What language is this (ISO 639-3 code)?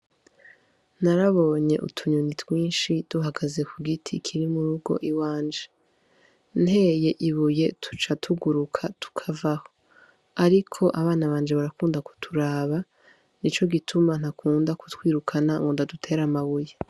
run